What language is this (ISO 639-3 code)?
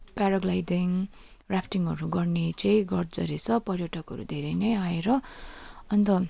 nep